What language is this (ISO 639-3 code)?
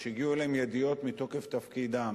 heb